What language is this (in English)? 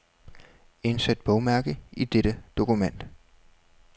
Danish